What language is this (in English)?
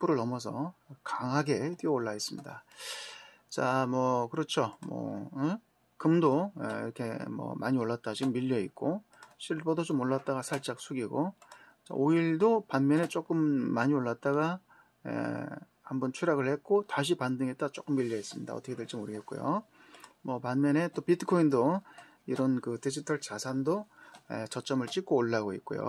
Korean